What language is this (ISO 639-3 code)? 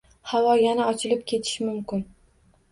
uzb